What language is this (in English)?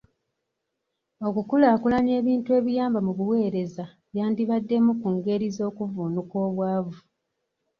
Ganda